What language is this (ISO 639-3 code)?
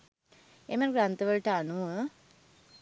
sin